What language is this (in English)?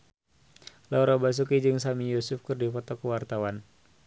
Sundanese